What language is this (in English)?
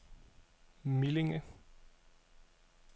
Danish